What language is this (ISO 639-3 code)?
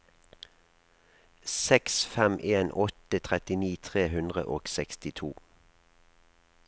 nor